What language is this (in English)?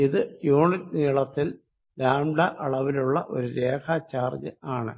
Malayalam